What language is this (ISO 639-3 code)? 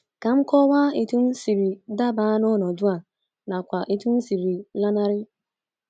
ibo